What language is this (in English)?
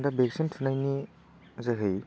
Bodo